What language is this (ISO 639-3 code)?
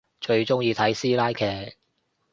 yue